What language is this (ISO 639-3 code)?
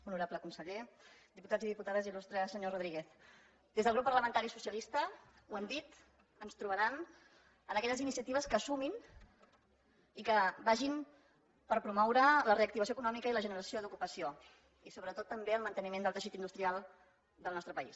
cat